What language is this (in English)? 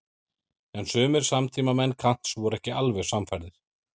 Icelandic